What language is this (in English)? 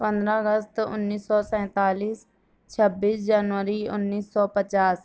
Urdu